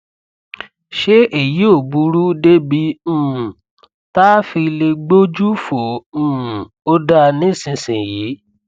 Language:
Yoruba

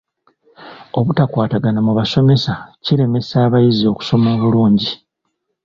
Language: Ganda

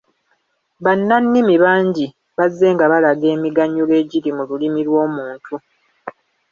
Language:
Ganda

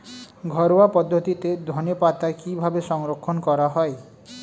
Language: Bangla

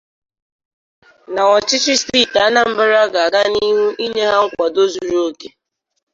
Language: Igbo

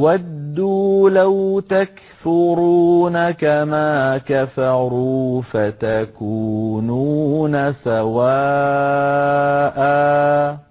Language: Arabic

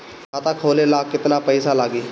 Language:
Bhojpuri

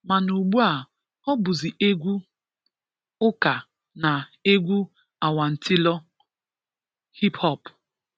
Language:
Igbo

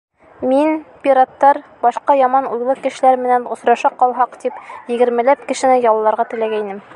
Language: Bashkir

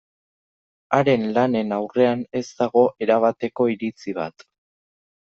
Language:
Basque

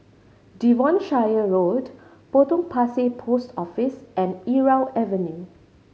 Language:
English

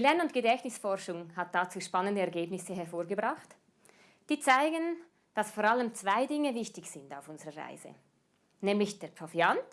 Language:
German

